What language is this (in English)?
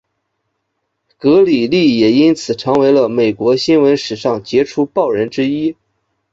Chinese